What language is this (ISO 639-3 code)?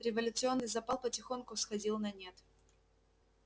rus